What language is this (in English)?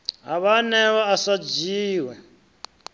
Venda